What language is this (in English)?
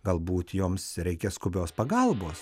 Lithuanian